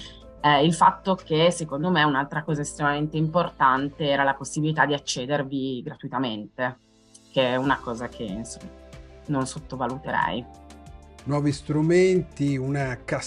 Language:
Italian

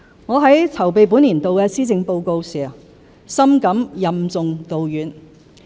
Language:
Cantonese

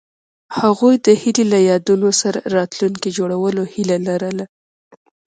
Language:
Pashto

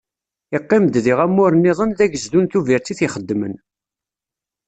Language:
Kabyle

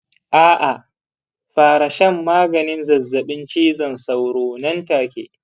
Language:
Hausa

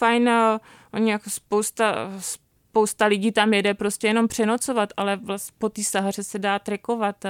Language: Czech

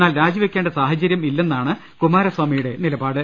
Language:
Malayalam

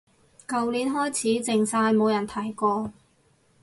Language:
Cantonese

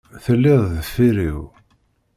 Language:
Kabyle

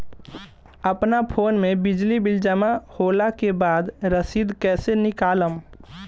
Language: Bhojpuri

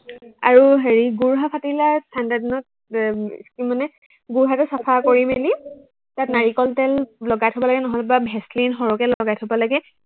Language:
Assamese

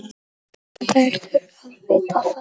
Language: Icelandic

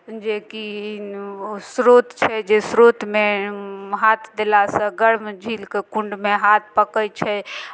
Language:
Maithili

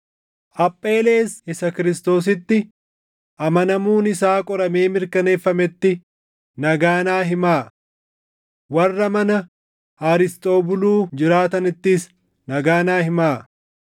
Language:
Oromo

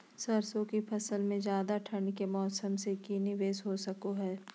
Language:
Magahi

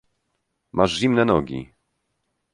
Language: Polish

